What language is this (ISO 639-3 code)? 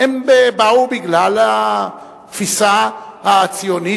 heb